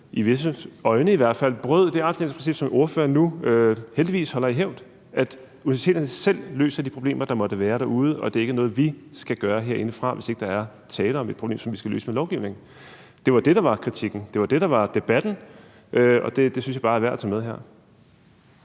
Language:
Danish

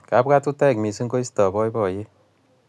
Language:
Kalenjin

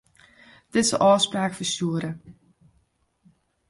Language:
Western Frisian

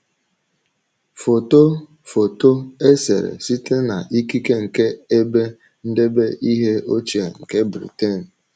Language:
Igbo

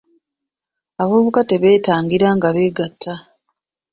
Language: Ganda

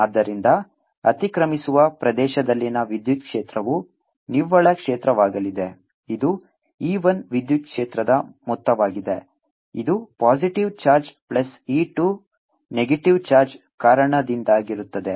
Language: Kannada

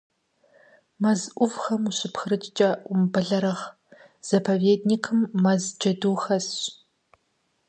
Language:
Kabardian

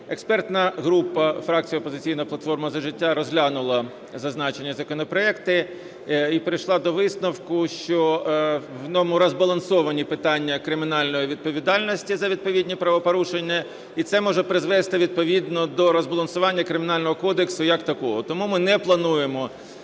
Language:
Ukrainian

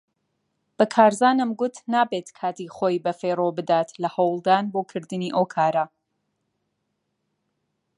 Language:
Central Kurdish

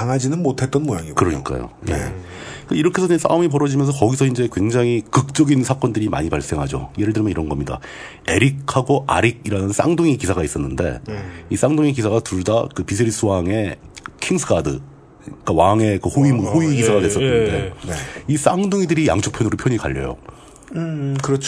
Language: Korean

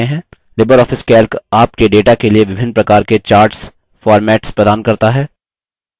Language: Hindi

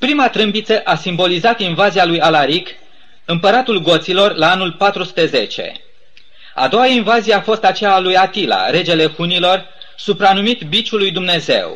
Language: Romanian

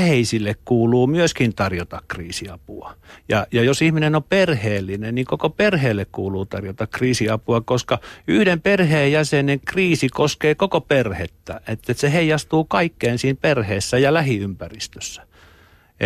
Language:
Finnish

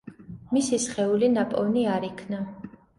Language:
Georgian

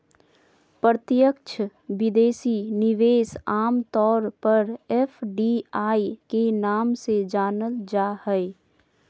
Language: Magahi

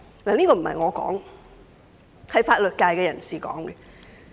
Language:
Cantonese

